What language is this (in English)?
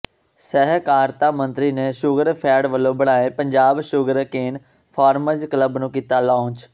Punjabi